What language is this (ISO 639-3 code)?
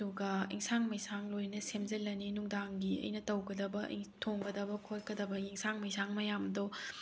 mni